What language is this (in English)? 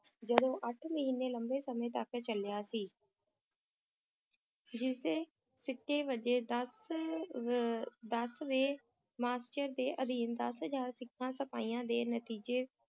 Punjabi